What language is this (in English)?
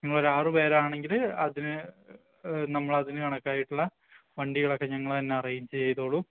Malayalam